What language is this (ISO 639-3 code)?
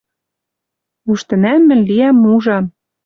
mrj